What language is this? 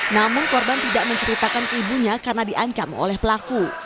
Indonesian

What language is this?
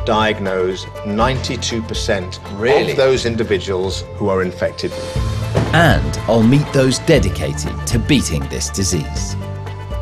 English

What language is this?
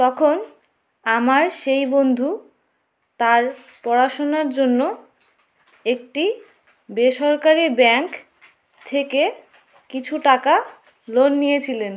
Bangla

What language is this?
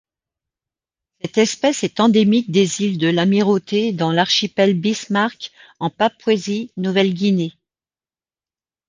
French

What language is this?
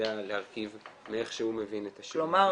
Hebrew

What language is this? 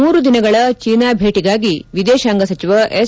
Kannada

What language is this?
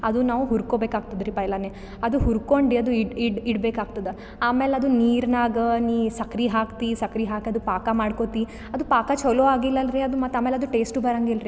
Kannada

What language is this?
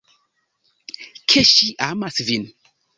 Esperanto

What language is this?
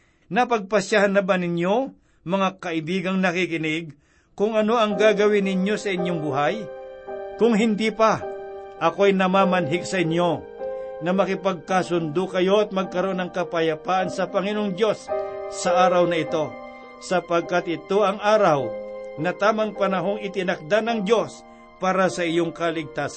Filipino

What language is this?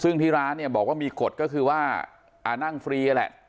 Thai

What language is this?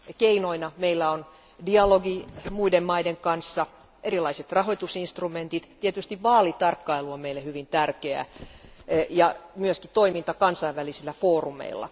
Finnish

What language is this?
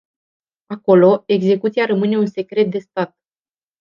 Romanian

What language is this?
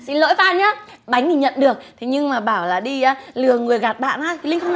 Vietnamese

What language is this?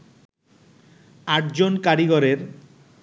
Bangla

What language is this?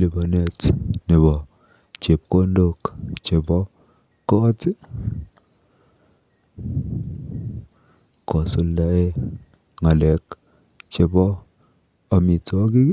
Kalenjin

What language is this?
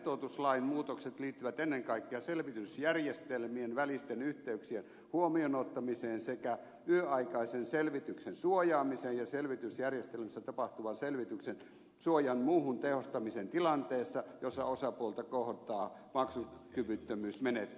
Finnish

